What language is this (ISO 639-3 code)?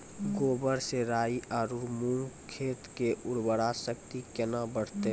mai